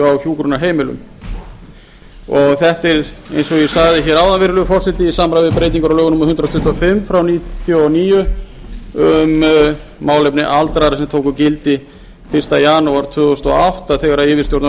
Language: Icelandic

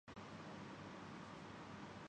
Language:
Urdu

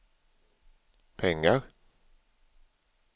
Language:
Swedish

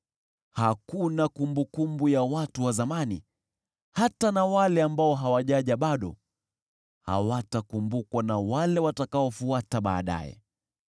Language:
Swahili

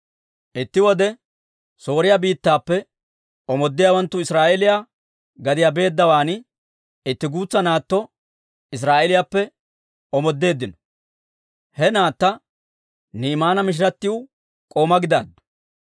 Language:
Dawro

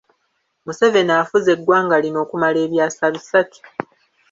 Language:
Ganda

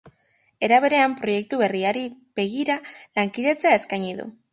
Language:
Basque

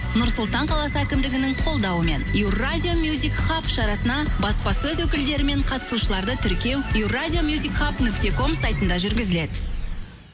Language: Kazakh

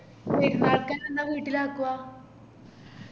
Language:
Malayalam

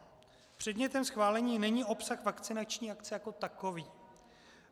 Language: Czech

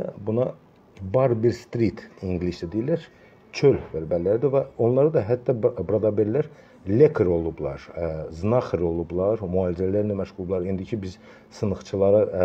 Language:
Turkish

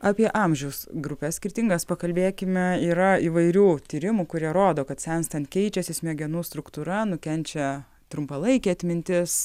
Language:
Lithuanian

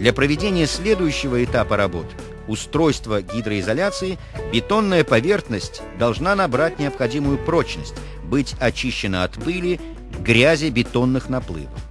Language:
Russian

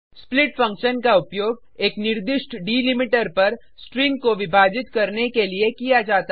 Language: Hindi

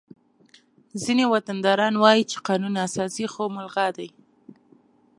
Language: Pashto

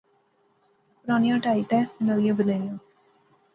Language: Pahari-Potwari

